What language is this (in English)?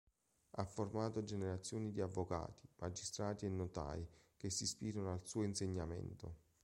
Italian